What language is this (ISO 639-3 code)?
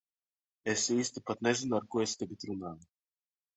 lav